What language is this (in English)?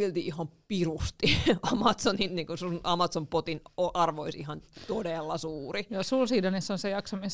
Finnish